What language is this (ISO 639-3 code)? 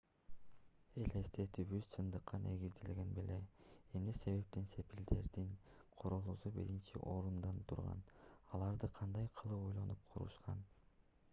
kir